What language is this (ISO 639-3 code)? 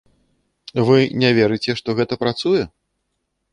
bel